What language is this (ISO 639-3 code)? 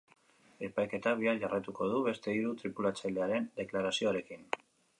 eus